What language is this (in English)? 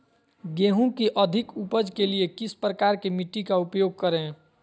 Magahi